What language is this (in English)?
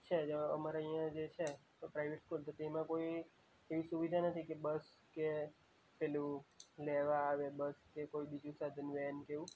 Gujarati